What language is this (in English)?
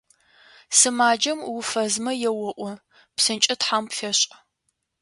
Adyghe